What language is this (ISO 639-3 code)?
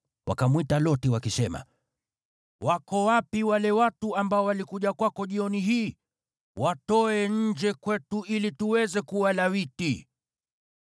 swa